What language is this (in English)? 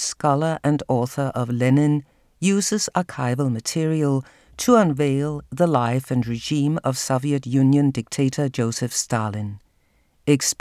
Danish